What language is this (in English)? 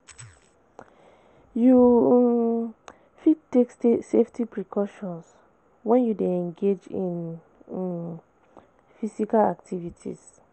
Nigerian Pidgin